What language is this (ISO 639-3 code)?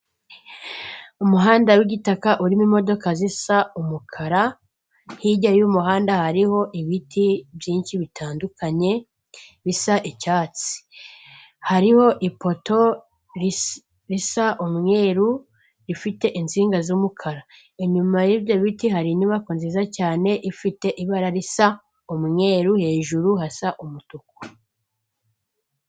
kin